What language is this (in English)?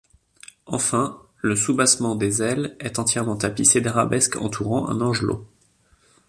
French